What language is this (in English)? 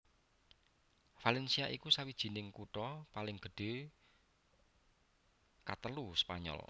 Javanese